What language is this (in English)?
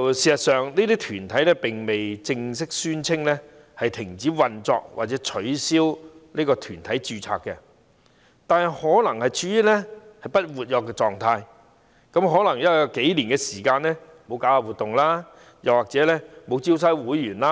Cantonese